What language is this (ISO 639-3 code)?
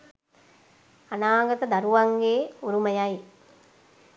sin